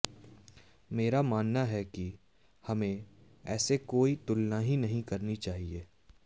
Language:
Hindi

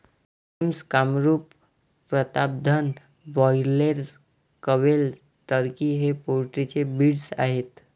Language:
Marathi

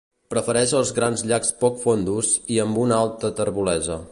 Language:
Catalan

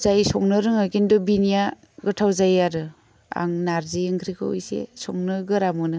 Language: Bodo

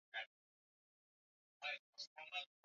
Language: Swahili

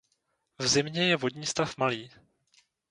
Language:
Czech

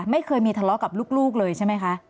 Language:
Thai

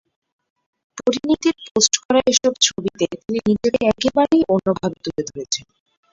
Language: Bangla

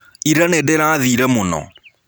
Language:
Kikuyu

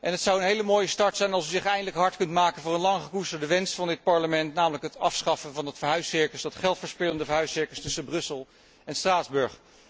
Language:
Dutch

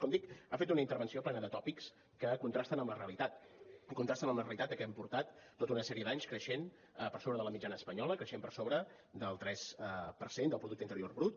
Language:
Catalan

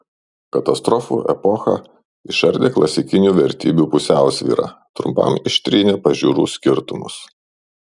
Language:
Lithuanian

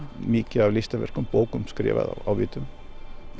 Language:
Icelandic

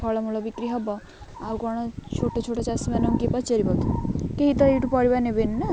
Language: Odia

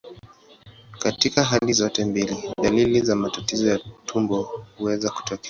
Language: Swahili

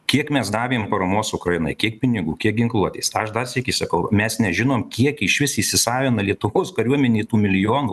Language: Lithuanian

